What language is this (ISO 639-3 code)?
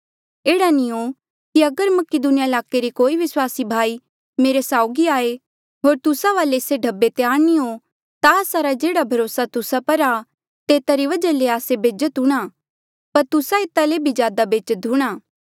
mjl